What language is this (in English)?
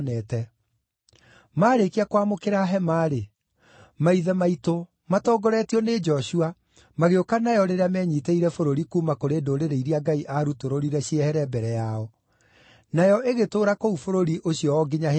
Kikuyu